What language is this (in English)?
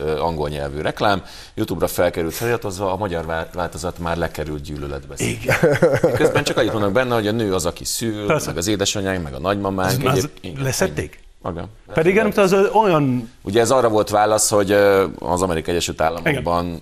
Hungarian